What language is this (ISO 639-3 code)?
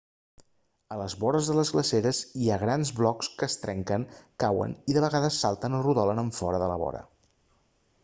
cat